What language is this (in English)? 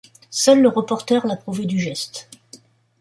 French